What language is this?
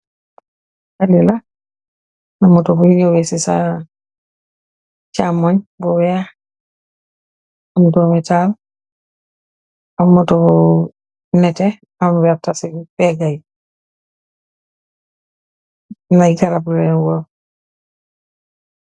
Wolof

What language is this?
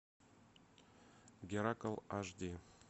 Russian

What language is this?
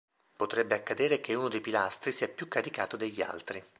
Italian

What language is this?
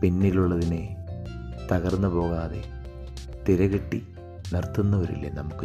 Malayalam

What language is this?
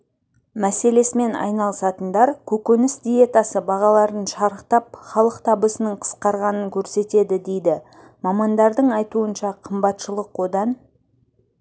Kazakh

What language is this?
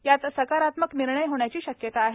Marathi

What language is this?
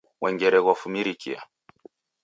Taita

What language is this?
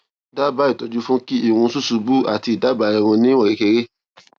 Yoruba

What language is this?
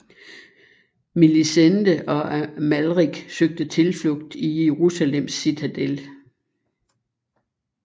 Danish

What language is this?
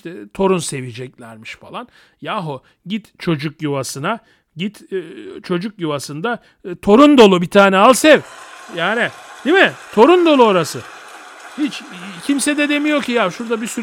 Turkish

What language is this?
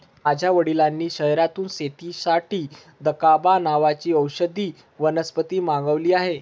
Marathi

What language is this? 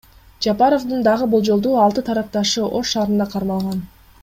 Kyrgyz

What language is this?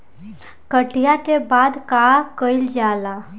Bhojpuri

